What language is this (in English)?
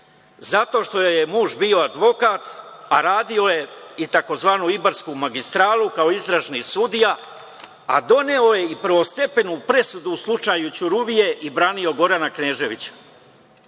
Serbian